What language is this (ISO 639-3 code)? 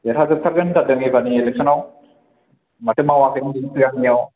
brx